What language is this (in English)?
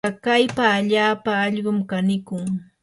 Yanahuanca Pasco Quechua